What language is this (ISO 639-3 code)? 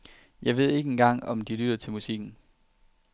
dan